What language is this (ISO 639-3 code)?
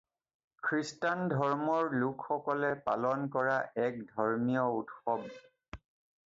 asm